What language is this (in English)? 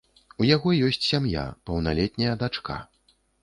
Belarusian